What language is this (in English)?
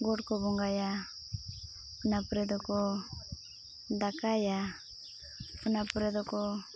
Santali